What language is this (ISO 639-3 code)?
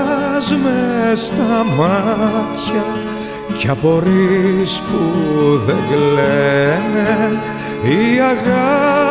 ell